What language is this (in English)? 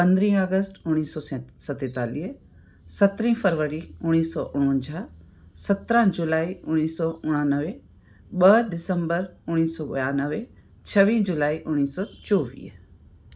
Sindhi